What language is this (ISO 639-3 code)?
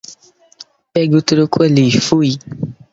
por